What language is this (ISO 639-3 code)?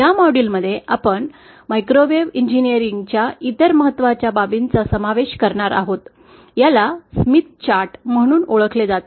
mar